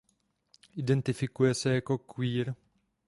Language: Czech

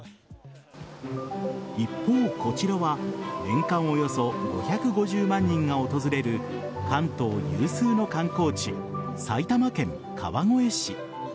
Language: Japanese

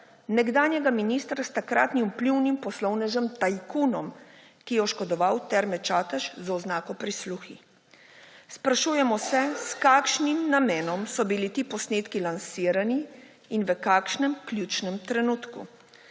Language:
Slovenian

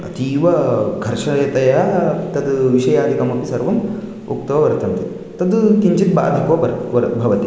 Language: Sanskrit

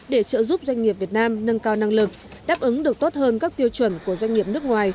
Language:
Vietnamese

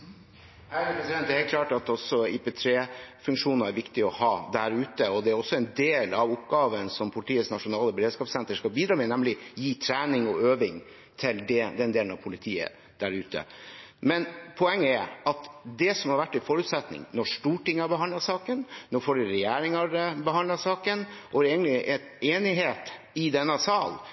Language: Norwegian Bokmål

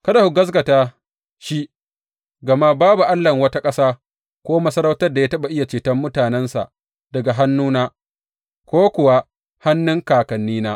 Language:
Hausa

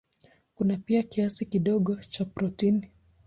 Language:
Swahili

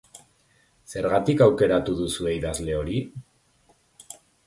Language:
Basque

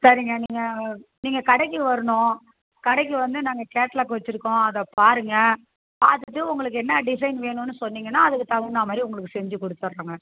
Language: Tamil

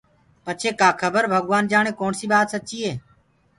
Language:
Gurgula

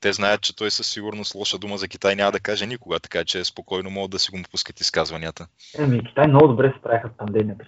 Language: Bulgarian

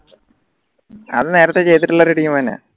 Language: Malayalam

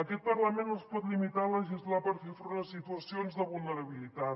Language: Catalan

